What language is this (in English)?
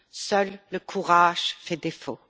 French